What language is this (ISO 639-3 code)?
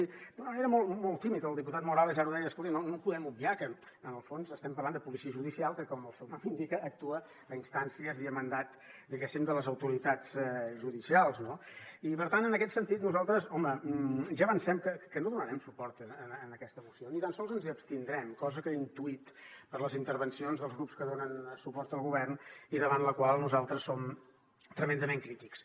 cat